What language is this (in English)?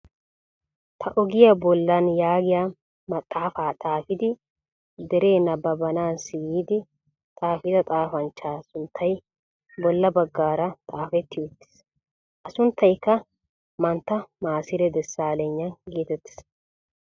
Wolaytta